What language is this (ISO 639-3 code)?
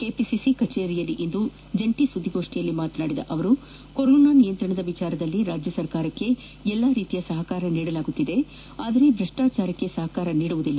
kan